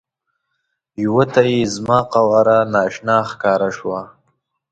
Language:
Pashto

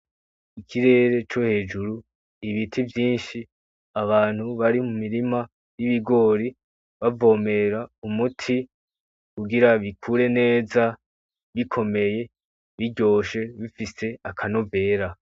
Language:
Rundi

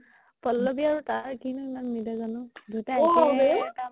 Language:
Assamese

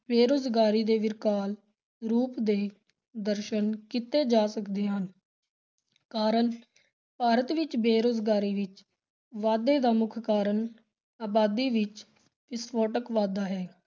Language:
Punjabi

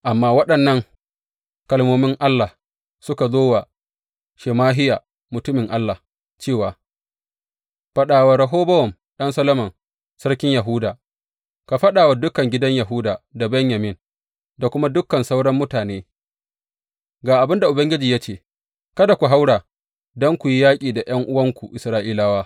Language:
Hausa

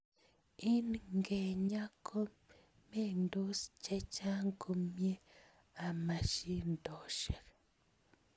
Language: Kalenjin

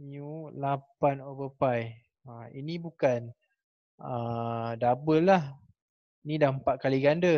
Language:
Malay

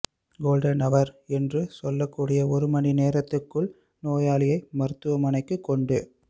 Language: Tamil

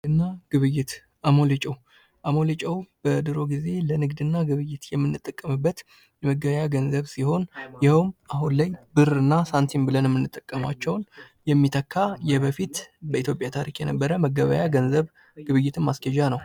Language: Amharic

